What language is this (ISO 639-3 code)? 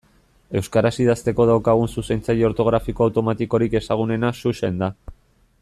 eus